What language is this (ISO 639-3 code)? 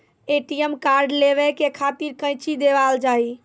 mai